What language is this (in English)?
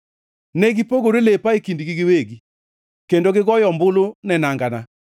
Luo (Kenya and Tanzania)